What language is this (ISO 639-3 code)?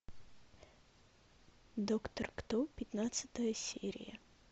rus